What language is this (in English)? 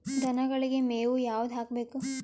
Kannada